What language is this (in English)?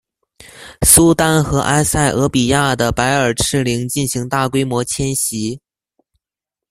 Chinese